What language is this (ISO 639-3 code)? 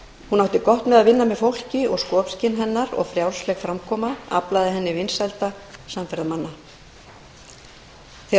isl